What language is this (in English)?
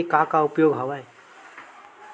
Chhattisgarhi